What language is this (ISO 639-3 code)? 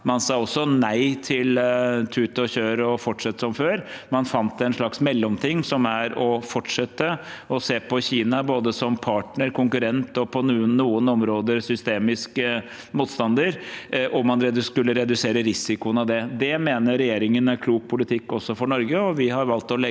nor